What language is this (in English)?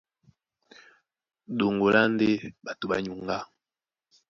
Duala